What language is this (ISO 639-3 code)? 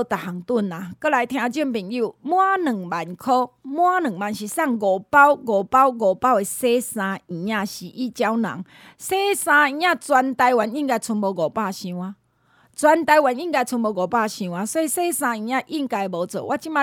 zho